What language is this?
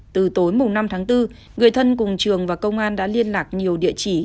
Vietnamese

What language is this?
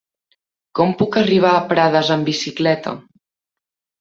Catalan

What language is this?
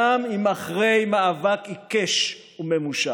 Hebrew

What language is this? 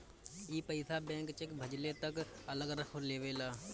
Bhojpuri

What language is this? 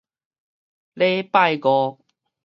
Min Nan Chinese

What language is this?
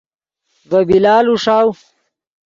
Yidgha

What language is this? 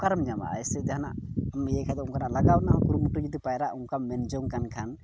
Santali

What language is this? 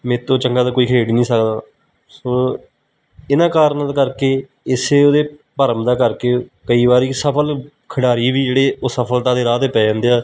Punjabi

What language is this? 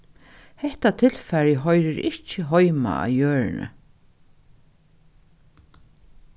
Faroese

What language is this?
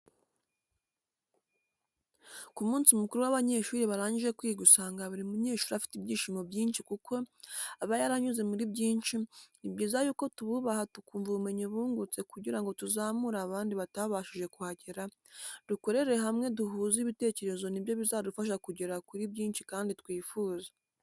Kinyarwanda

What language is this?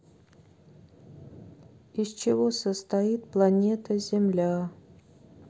Russian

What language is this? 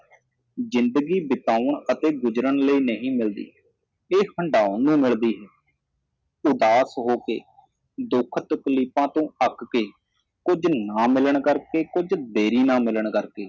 Punjabi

